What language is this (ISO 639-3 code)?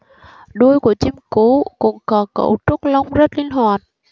vie